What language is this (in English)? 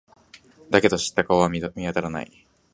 Japanese